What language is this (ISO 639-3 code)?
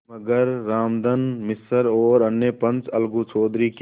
hin